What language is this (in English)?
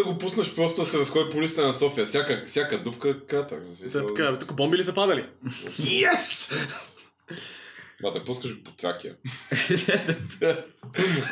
Bulgarian